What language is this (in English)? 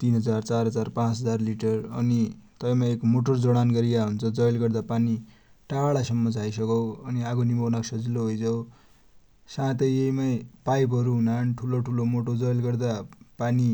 Dotyali